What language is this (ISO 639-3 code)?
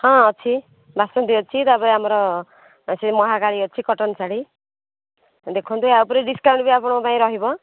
ori